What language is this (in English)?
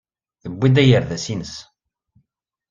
Kabyle